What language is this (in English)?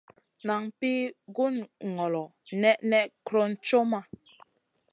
Masana